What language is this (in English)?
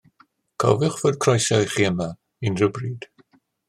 Welsh